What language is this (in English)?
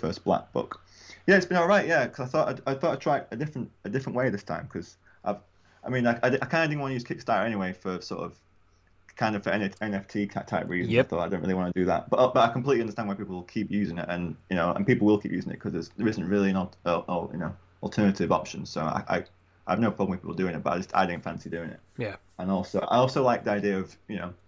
English